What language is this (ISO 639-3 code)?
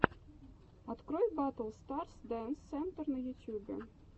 rus